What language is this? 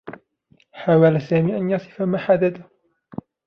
Arabic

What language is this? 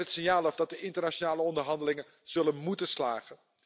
Dutch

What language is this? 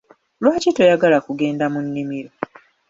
Ganda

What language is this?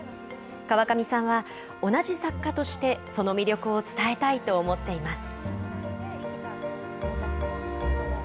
Japanese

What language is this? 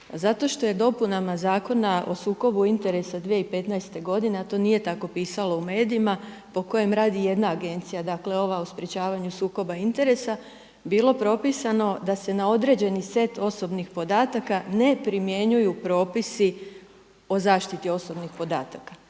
Croatian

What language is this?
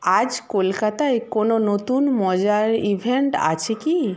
Bangla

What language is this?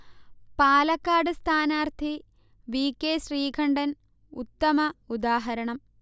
Malayalam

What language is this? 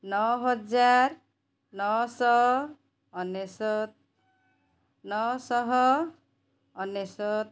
Odia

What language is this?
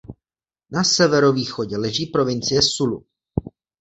Czech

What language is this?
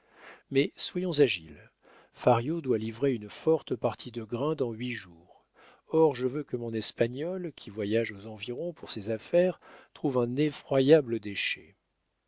French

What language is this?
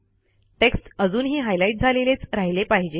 Marathi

